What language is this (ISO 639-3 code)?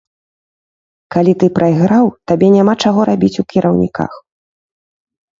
bel